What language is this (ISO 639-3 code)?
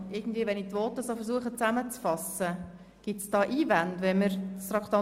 gsw